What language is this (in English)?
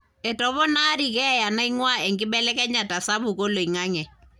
Masai